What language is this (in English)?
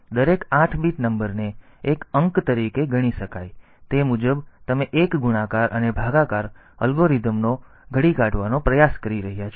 Gujarati